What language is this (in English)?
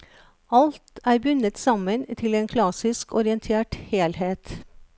Norwegian